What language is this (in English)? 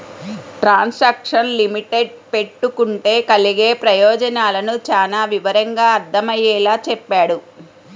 Telugu